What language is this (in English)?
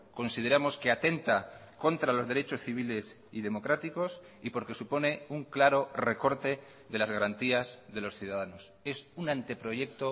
Spanish